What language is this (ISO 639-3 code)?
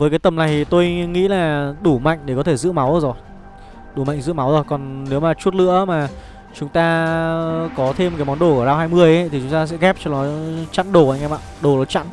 vie